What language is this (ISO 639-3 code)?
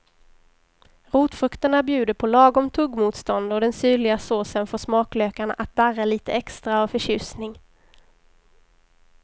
swe